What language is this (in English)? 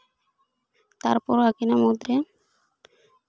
Santali